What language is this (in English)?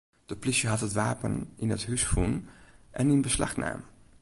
Western Frisian